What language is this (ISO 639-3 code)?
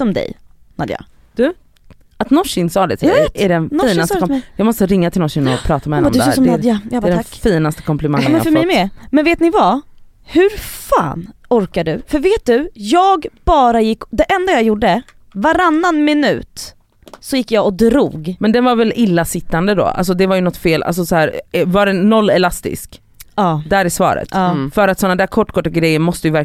swe